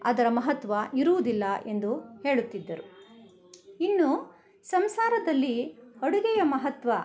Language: Kannada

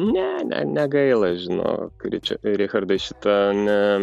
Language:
Lithuanian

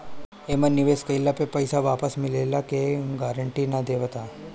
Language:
Bhojpuri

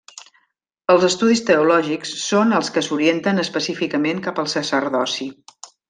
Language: Catalan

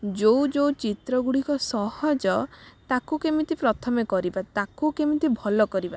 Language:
Odia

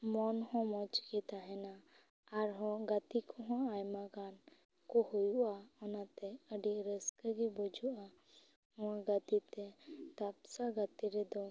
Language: Santali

